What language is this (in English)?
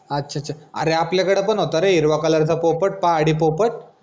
Marathi